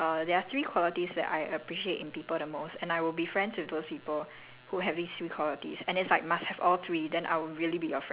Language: English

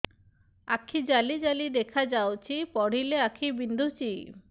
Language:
Odia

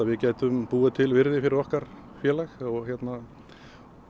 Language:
Icelandic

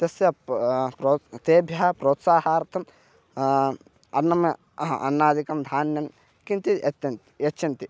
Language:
Sanskrit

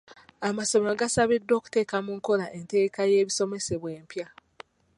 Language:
Ganda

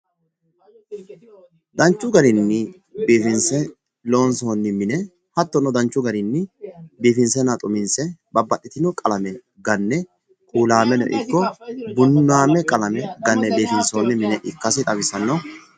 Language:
Sidamo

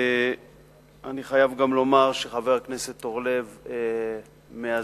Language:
Hebrew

